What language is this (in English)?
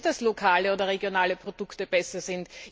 German